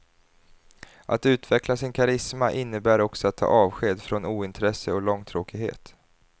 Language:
Swedish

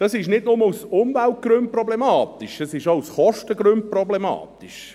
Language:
Swiss German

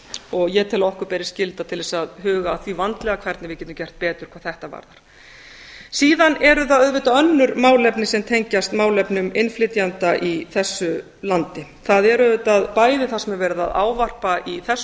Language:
Icelandic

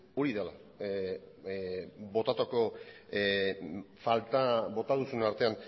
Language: Basque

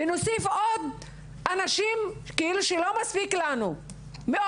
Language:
Hebrew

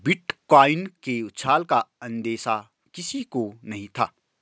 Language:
Hindi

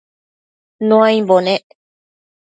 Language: Matsés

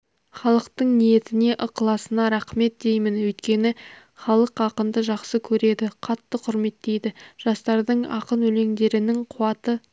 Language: Kazakh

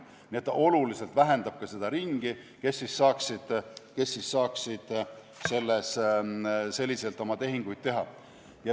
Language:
Estonian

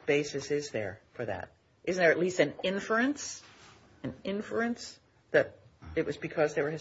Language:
English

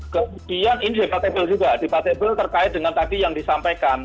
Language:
Indonesian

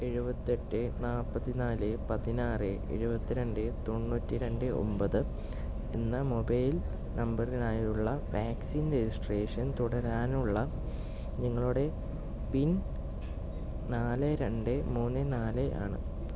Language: Malayalam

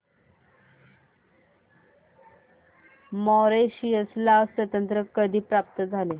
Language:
Marathi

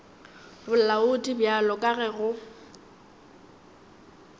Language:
Northern Sotho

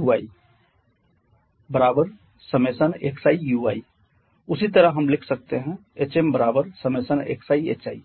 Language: Hindi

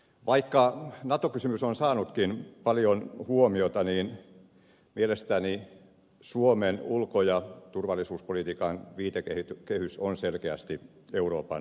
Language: Finnish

